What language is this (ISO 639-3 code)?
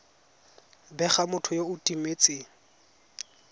tsn